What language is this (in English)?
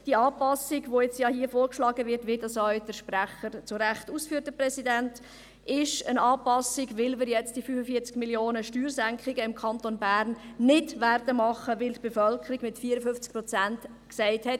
Swiss German